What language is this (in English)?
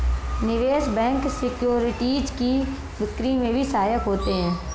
Hindi